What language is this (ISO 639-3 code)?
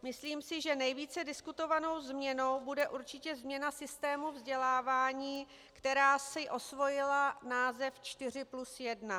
ces